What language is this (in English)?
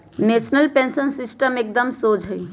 Magahi